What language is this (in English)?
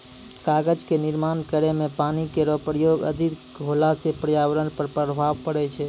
Maithili